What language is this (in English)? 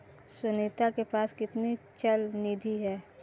Hindi